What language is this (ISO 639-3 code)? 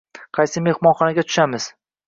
uzb